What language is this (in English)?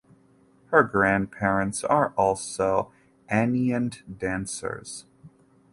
English